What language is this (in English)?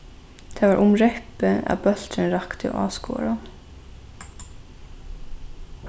Faroese